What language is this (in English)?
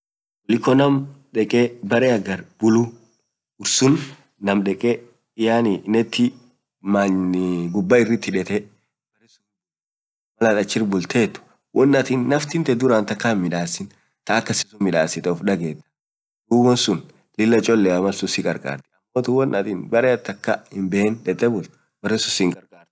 Orma